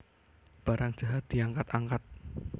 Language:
Javanese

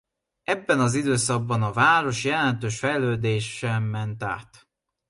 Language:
Hungarian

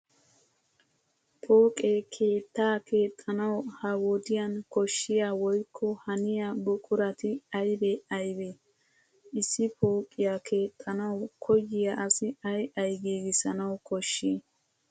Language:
Wolaytta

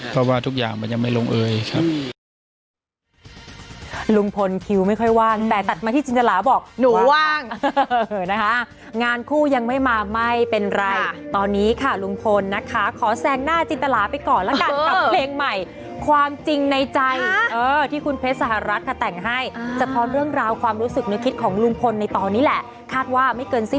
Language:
Thai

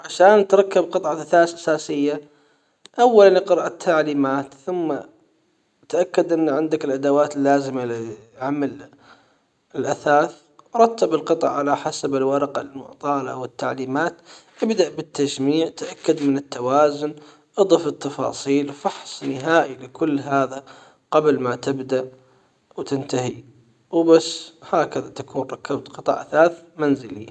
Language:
Hijazi Arabic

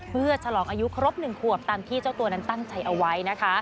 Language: Thai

